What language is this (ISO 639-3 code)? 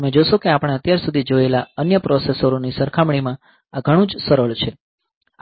guj